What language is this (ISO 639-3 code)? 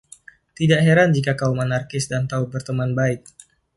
ind